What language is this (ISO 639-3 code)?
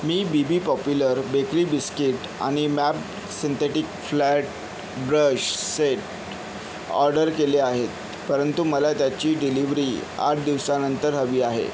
mar